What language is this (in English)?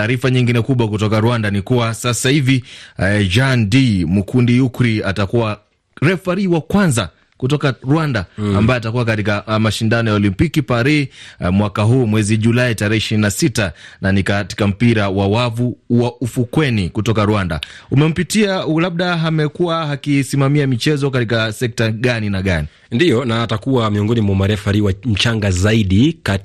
Swahili